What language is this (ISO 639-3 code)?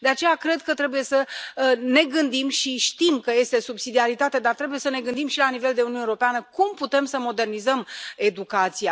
ron